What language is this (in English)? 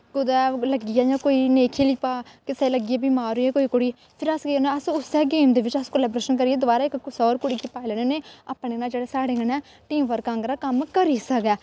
Dogri